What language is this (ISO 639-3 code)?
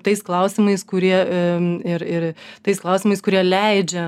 lit